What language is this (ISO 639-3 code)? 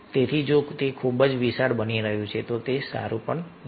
guj